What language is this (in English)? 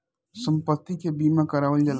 Bhojpuri